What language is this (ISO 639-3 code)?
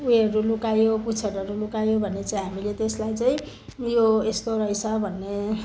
nep